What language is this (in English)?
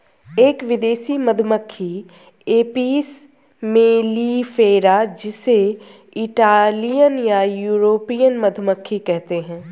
Hindi